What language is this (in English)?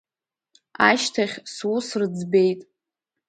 Abkhazian